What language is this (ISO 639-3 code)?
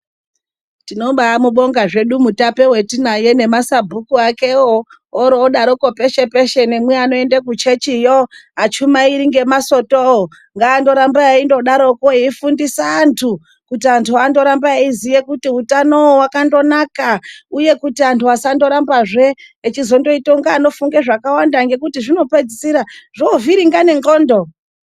ndc